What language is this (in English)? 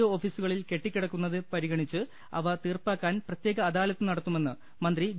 Malayalam